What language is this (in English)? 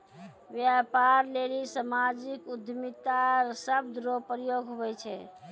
Maithili